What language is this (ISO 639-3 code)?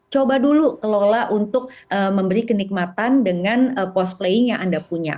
ind